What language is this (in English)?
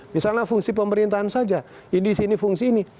Indonesian